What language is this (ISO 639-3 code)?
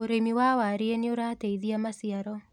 kik